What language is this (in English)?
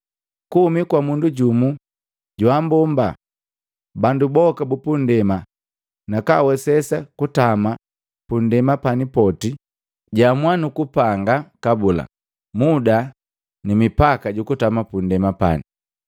Matengo